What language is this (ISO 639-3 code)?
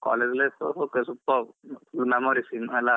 kan